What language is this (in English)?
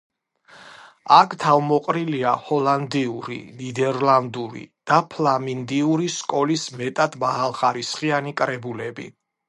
Georgian